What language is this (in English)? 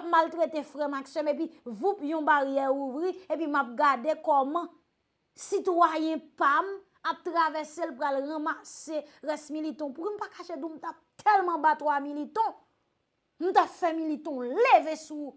French